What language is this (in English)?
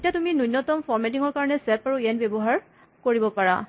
Assamese